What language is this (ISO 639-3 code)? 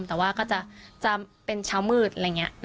tha